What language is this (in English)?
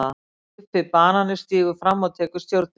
Icelandic